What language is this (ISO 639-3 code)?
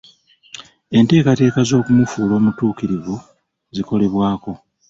lug